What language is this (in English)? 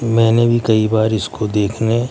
Urdu